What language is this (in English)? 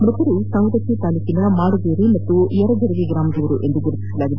Kannada